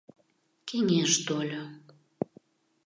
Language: Mari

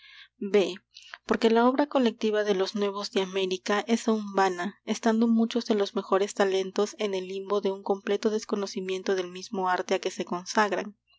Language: Spanish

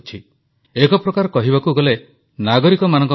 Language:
Odia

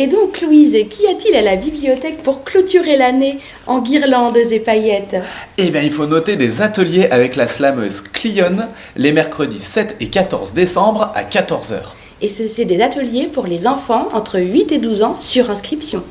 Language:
French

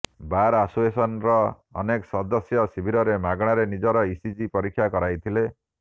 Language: Odia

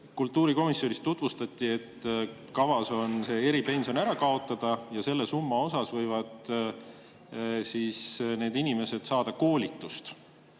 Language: Estonian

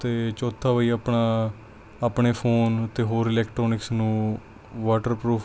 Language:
Punjabi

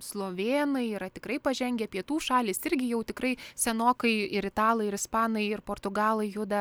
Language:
Lithuanian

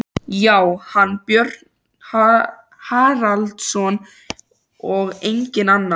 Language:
Icelandic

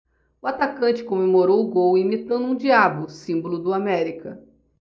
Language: Portuguese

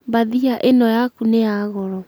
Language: Kikuyu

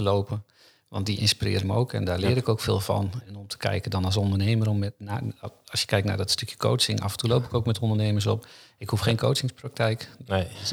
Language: Dutch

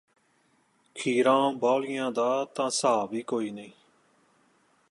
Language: Punjabi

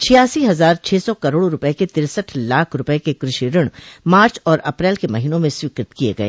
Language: Hindi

